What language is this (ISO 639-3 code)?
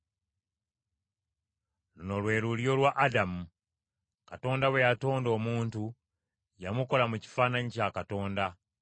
lug